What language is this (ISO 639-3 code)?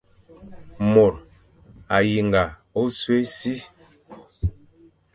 fan